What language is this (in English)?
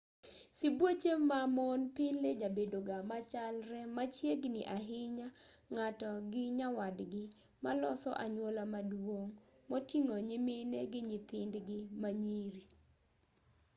Luo (Kenya and Tanzania)